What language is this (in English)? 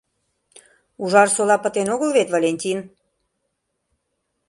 Mari